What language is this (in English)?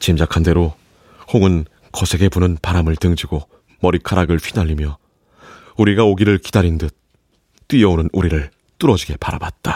Korean